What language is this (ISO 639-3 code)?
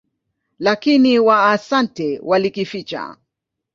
swa